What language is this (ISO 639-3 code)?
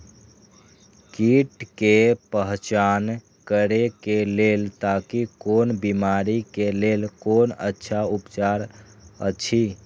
mai